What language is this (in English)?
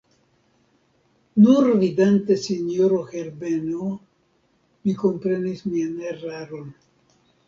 Esperanto